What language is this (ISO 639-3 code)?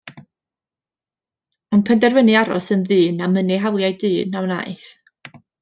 cym